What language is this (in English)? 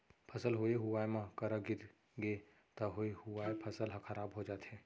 Chhattisgarhi